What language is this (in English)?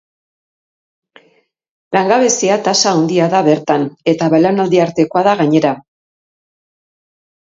Basque